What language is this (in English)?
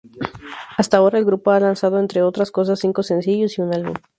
Spanish